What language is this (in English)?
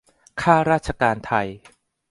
Thai